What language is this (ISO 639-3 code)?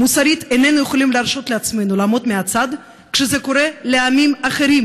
heb